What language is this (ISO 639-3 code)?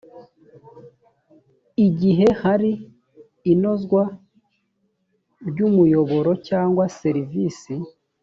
kin